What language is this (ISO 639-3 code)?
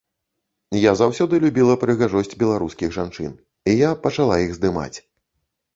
bel